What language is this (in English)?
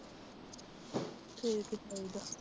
Punjabi